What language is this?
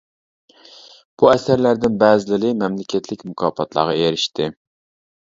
Uyghur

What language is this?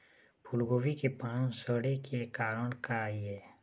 Chhattisgarhi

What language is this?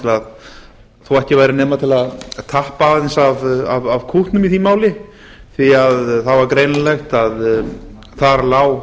Icelandic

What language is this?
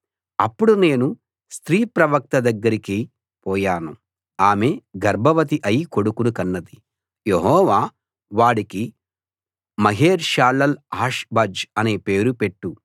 Telugu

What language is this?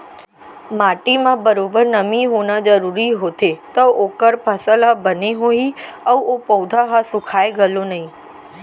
Chhattisgarhi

